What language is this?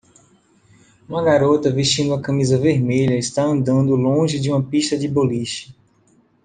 Portuguese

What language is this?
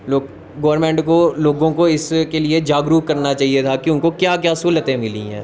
Dogri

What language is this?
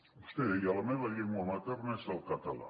Catalan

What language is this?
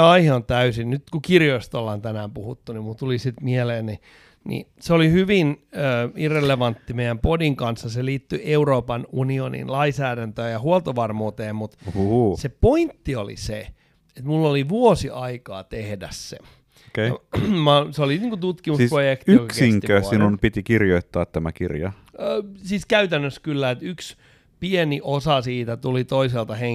Finnish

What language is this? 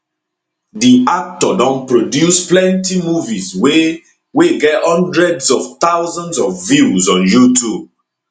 Nigerian Pidgin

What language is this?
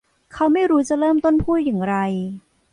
Thai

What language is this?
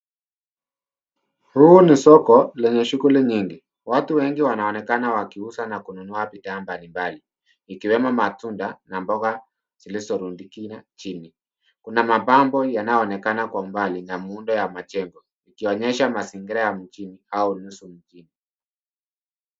Swahili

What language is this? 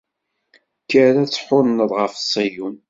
Kabyle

